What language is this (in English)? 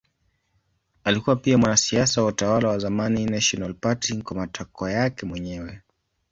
Swahili